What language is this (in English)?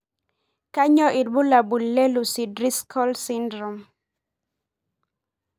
Masai